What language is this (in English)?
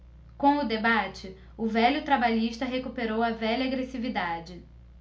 Portuguese